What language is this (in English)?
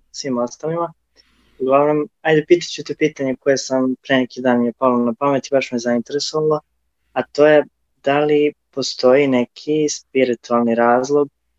Croatian